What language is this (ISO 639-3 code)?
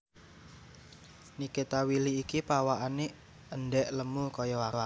jav